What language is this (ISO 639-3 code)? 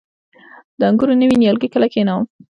pus